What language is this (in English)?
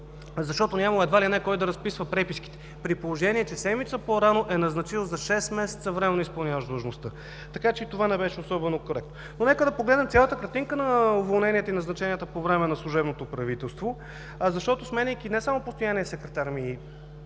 Bulgarian